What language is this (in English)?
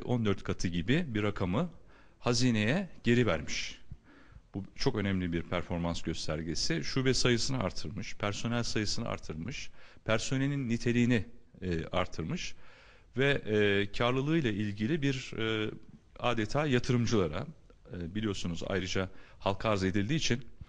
Turkish